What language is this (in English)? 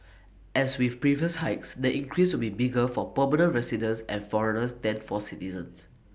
English